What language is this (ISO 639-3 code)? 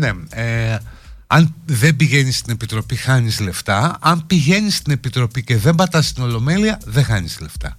ell